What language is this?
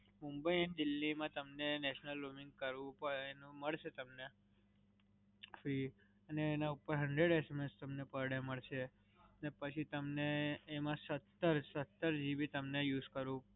Gujarati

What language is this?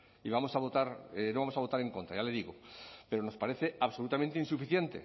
Spanish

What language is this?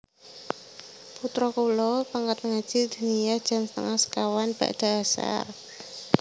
Javanese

